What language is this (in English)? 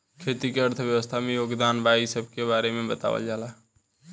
Bhojpuri